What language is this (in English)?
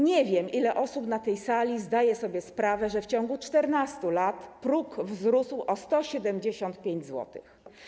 Polish